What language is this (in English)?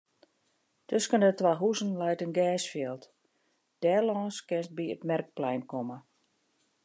Western Frisian